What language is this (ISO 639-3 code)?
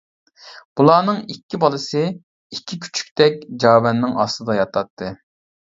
uig